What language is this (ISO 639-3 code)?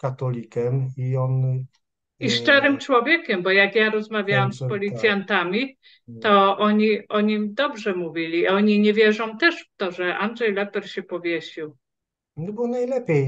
pol